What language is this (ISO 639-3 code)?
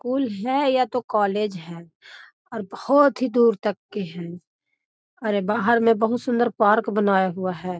mag